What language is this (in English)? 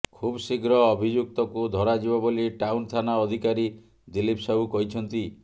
Odia